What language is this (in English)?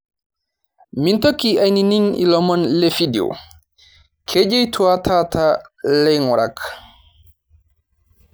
Masai